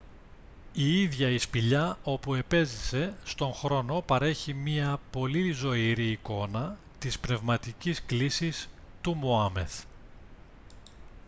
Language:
Greek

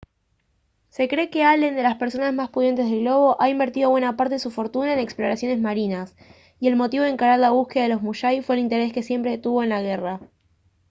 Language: Spanish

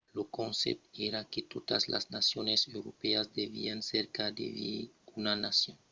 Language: Occitan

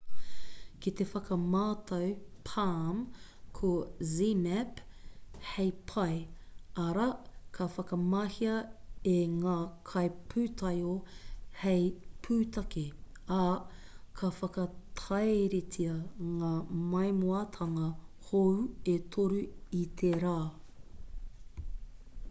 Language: Māori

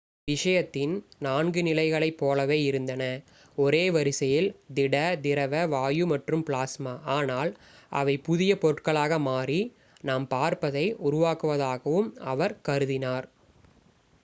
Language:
Tamil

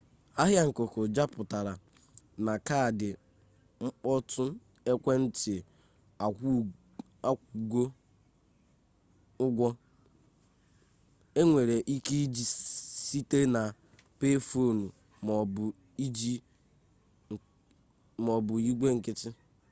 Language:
Igbo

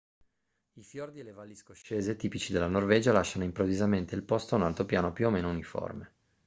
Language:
Italian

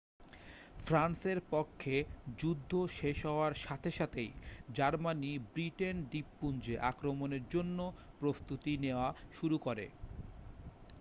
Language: Bangla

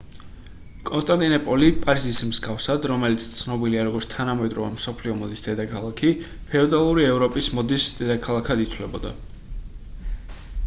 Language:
Georgian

